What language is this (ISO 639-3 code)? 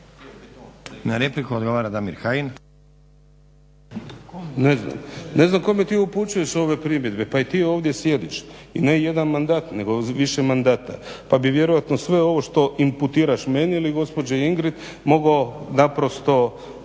hrv